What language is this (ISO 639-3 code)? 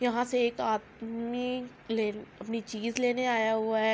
urd